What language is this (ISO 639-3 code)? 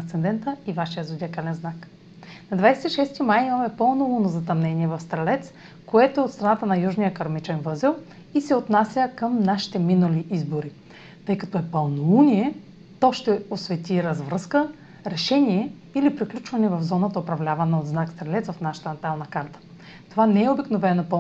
bul